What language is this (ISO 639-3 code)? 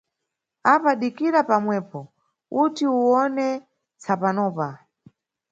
nyu